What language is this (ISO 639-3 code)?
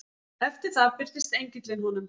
isl